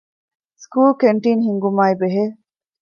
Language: Divehi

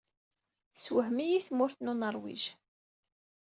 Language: Kabyle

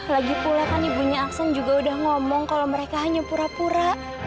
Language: Indonesian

